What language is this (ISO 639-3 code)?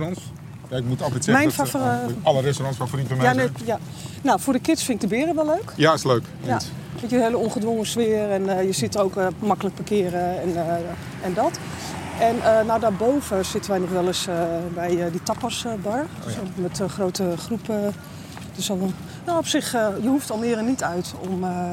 nld